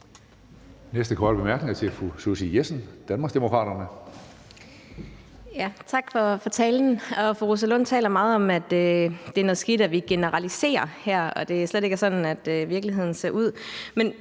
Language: Danish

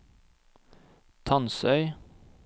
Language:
Norwegian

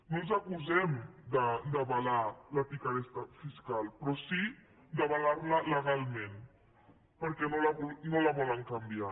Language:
Catalan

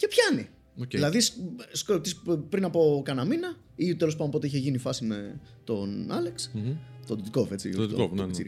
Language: Greek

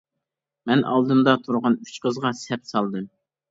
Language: Uyghur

